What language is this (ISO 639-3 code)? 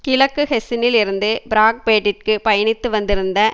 tam